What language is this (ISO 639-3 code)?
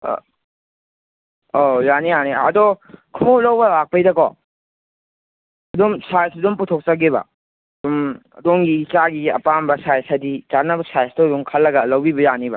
mni